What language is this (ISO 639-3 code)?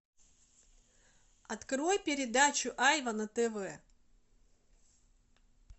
rus